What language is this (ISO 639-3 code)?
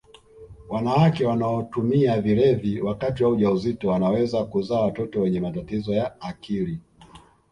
swa